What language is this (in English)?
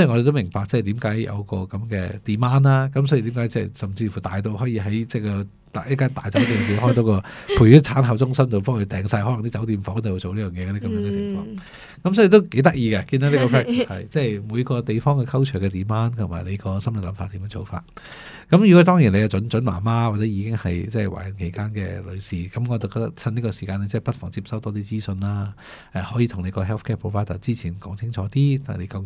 Chinese